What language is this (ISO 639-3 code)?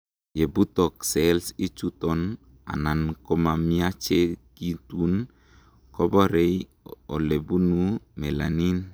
kln